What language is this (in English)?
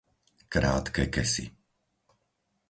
Slovak